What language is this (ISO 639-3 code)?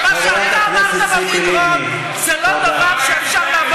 heb